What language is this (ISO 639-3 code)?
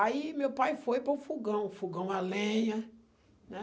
por